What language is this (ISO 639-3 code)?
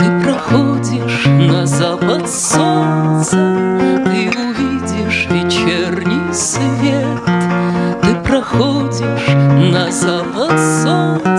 rus